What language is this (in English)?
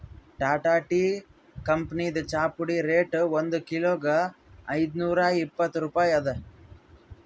Kannada